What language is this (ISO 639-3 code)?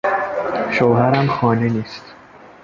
fas